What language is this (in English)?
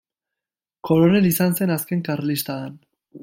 Basque